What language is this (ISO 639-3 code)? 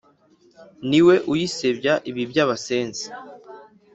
kin